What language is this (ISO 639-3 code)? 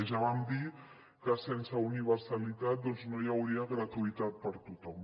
cat